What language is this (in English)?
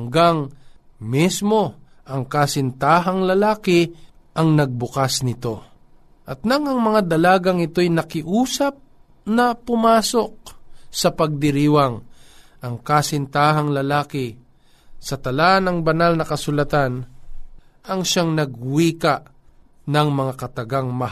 Filipino